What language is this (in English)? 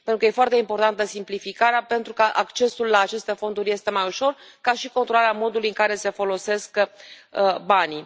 Romanian